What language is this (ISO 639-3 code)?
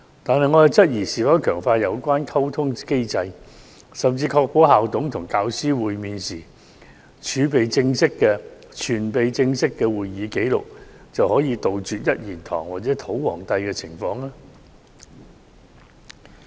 yue